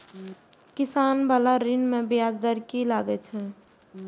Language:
Maithili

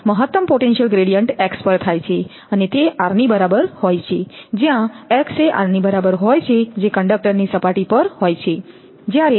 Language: Gujarati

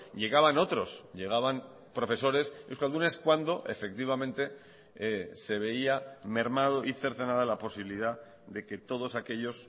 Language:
Spanish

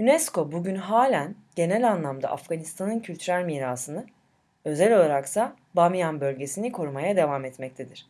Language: Turkish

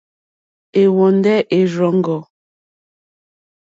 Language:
Mokpwe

